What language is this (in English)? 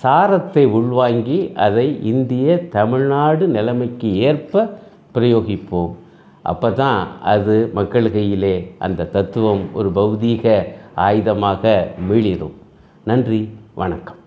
Tamil